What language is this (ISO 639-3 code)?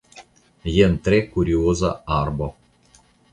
epo